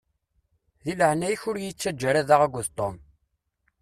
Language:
Kabyle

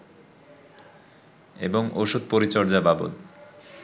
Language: Bangla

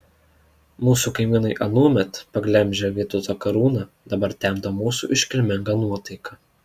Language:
Lithuanian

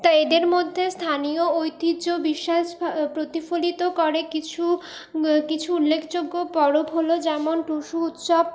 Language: Bangla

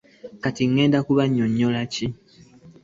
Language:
Ganda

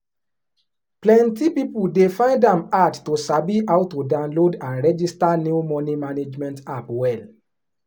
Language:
Nigerian Pidgin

